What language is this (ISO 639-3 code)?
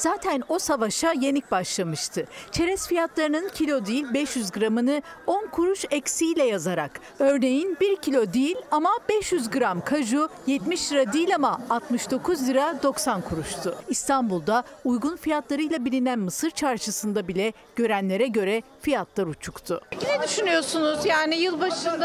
tur